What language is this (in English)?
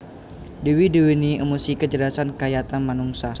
Javanese